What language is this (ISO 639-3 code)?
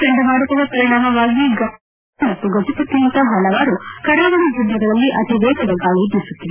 kan